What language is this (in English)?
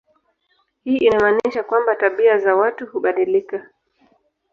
Swahili